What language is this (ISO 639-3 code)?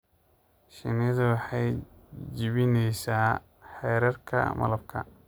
som